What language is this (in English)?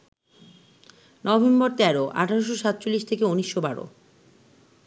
Bangla